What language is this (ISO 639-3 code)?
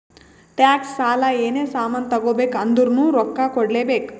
kan